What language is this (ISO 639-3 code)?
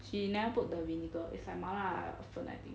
eng